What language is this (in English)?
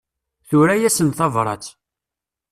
Kabyle